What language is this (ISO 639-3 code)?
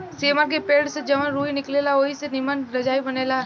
bho